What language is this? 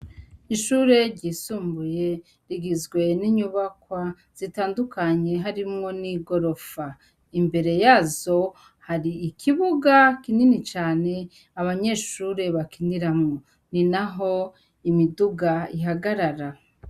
Rundi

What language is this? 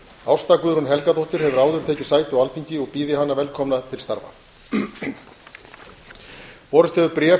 Icelandic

